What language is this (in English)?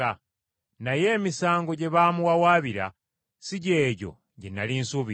Ganda